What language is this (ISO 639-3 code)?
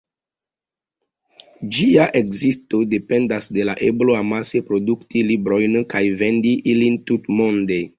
epo